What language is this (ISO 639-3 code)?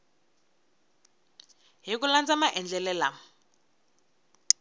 tso